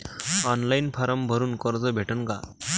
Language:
Marathi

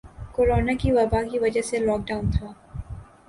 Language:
Urdu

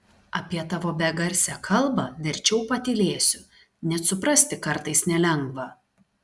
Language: Lithuanian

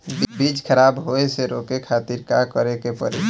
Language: Bhojpuri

